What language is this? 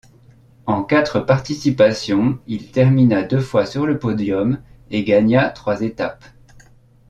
French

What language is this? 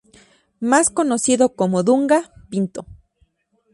Spanish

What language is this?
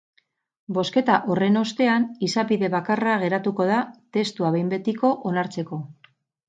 Basque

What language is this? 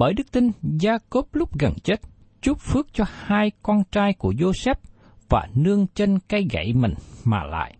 Vietnamese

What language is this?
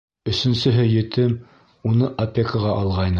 Bashkir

